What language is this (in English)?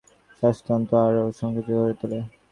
Bangla